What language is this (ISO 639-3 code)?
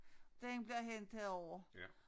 dan